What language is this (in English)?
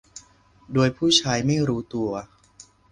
Thai